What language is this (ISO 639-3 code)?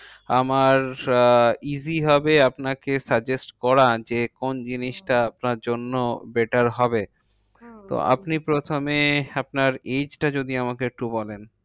ben